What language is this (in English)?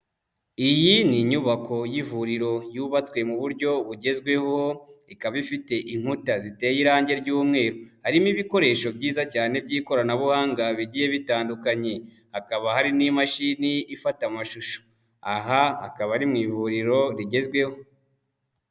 Kinyarwanda